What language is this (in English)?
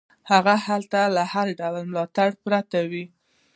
Pashto